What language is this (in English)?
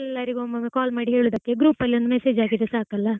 Kannada